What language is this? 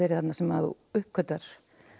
Icelandic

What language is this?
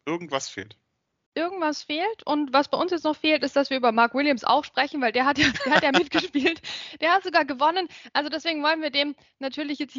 German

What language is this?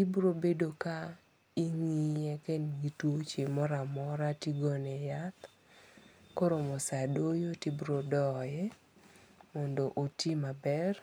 Luo (Kenya and Tanzania)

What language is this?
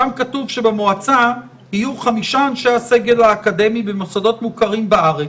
Hebrew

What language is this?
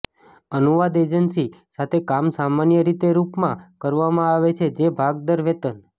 Gujarati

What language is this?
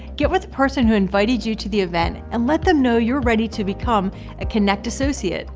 English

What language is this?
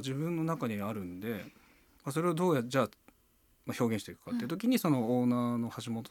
Japanese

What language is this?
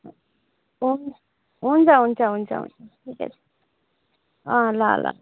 Nepali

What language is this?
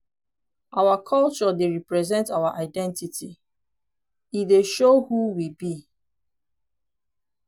Nigerian Pidgin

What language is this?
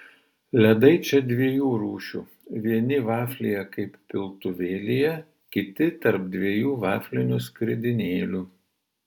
Lithuanian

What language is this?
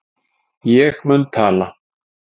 Icelandic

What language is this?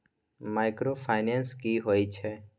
Maithili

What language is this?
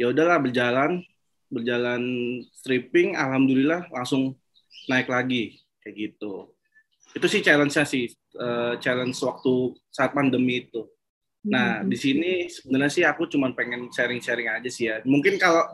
Indonesian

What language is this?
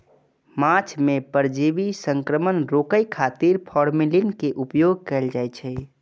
Maithili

